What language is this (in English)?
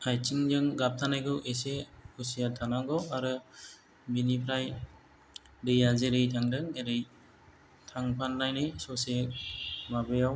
Bodo